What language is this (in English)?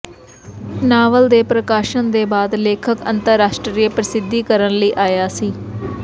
Punjabi